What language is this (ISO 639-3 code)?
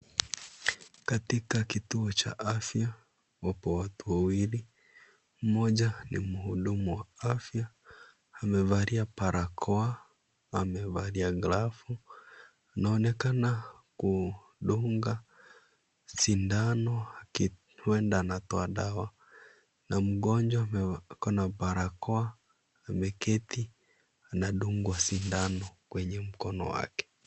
swa